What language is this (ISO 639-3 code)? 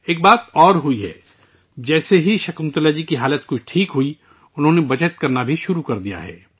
urd